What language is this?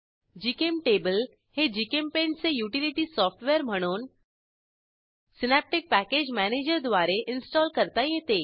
Marathi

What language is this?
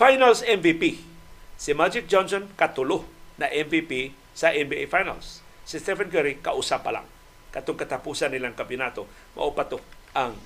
Filipino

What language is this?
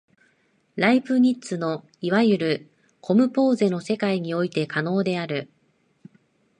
Japanese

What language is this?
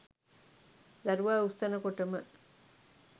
Sinhala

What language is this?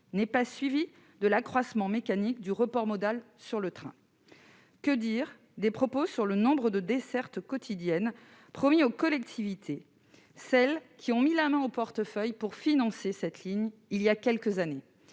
French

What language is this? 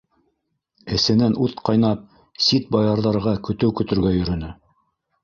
Bashkir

